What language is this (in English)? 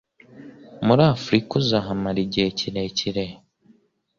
Kinyarwanda